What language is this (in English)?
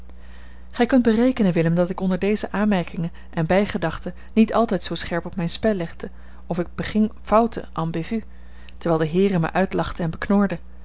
Dutch